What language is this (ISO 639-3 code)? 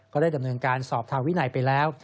tha